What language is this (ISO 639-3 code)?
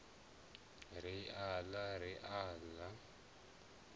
ven